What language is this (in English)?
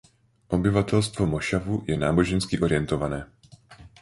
Czech